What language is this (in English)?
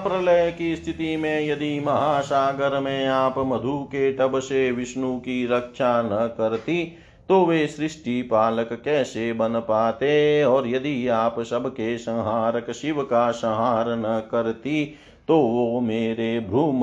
Hindi